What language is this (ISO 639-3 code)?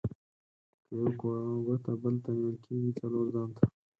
pus